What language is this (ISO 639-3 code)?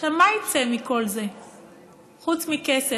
heb